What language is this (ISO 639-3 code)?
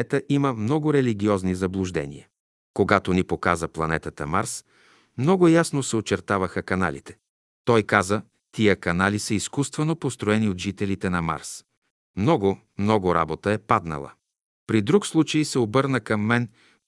bul